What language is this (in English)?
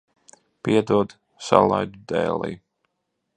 Latvian